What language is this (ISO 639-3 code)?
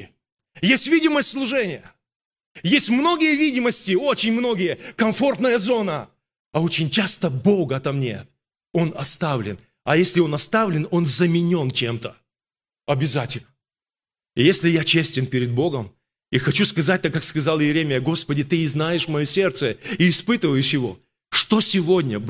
rus